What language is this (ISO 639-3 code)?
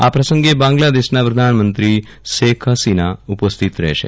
guj